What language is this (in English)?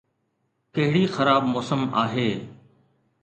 Sindhi